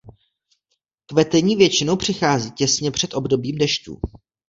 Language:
Czech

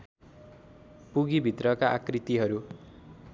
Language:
Nepali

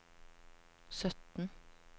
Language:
Norwegian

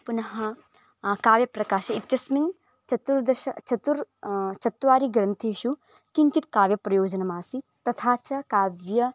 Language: Sanskrit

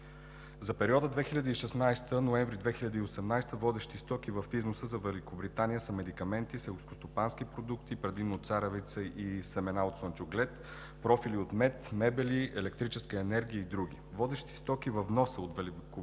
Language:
Bulgarian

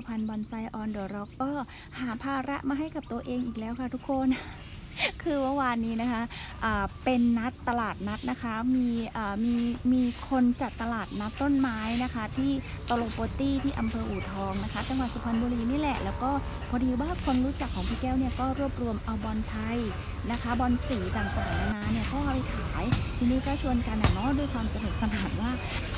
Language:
Thai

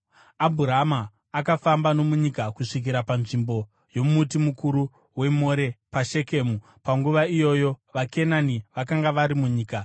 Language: Shona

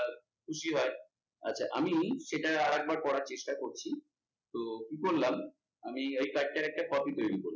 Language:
Bangla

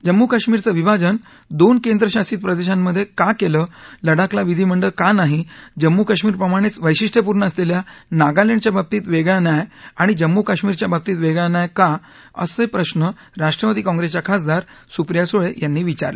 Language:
Marathi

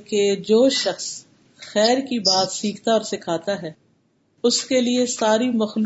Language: Urdu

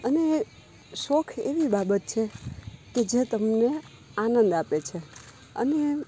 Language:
Gujarati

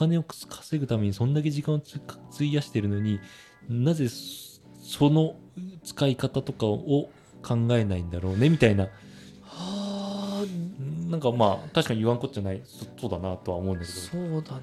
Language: Japanese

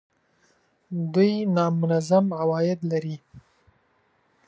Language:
Pashto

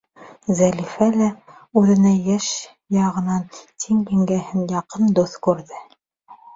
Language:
Bashkir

